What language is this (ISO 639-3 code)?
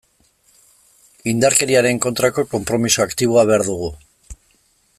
eus